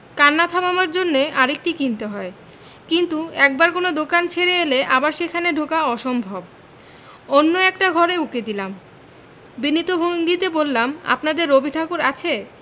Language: Bangla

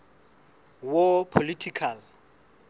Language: Southern Sotho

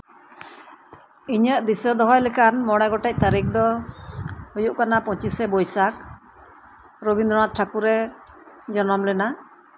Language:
Santali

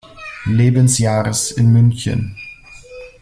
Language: German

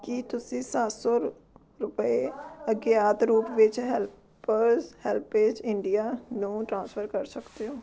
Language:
Punjabi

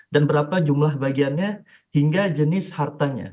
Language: Indonesian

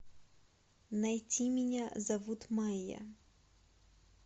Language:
Russian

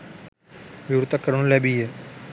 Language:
Sinhala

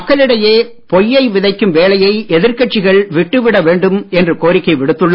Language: Tamil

